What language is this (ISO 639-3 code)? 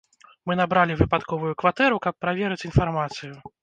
bel